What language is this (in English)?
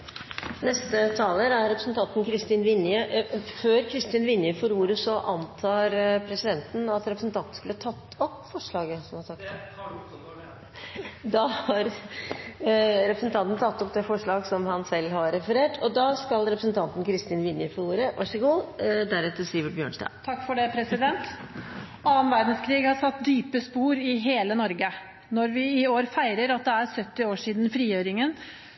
Norwegian